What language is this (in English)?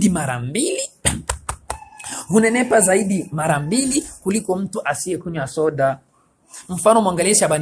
Swahili